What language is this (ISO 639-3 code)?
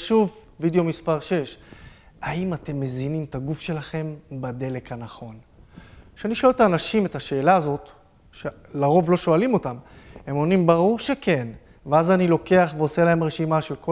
heb